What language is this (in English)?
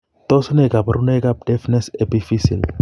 Kalenjin